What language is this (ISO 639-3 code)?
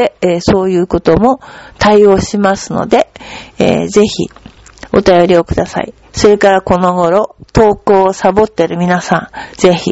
jpn